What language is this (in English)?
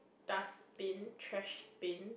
English